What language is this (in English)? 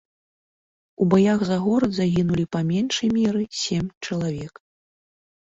Belarusian